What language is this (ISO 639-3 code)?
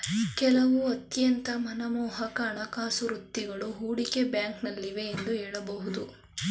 kan